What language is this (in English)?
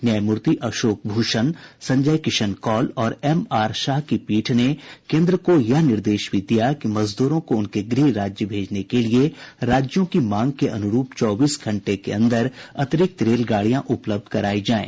Hindi